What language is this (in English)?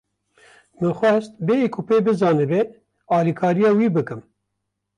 Kurdish